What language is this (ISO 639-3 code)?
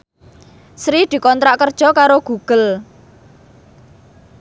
jav